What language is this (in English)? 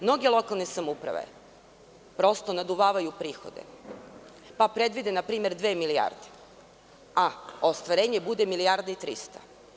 Serbian